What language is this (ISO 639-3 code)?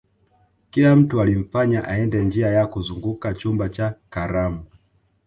swa